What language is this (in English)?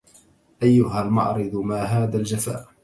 Arabic